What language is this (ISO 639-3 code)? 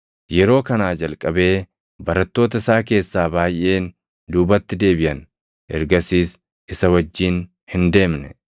orm